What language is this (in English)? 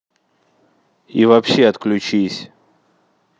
Russian